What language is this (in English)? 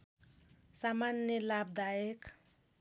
Nepali